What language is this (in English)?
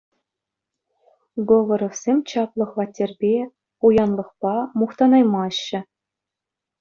Chuvash